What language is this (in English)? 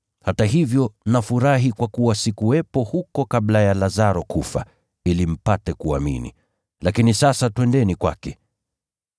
Swahili